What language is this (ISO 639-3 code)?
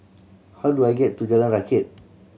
eng